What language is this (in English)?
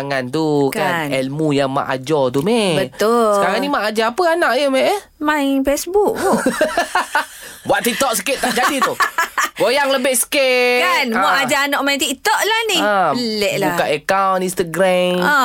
Malay